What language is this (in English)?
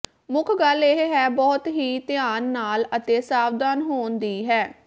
Punjabi